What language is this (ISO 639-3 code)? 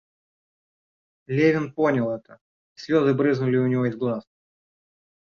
rus